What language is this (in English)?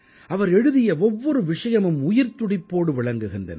Tamil